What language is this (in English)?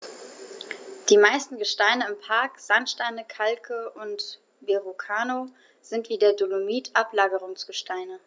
German